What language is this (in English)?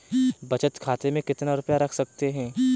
Hindi